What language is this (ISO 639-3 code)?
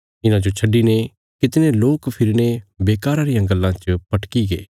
kfs